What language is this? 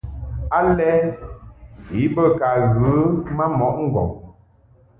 Mungaka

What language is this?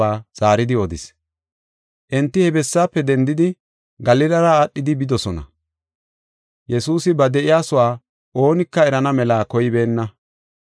Gofa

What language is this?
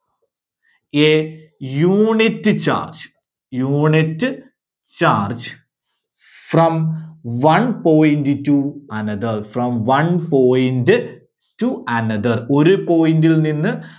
Malayalam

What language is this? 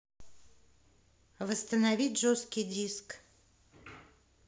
Russian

